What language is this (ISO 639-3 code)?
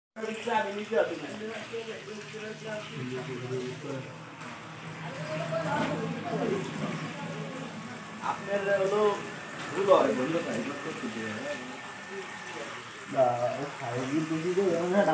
ara